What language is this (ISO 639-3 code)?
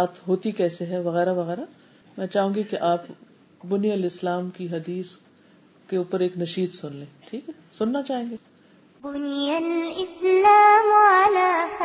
urd